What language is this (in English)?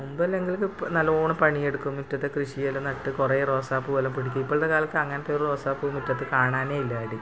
Malayalam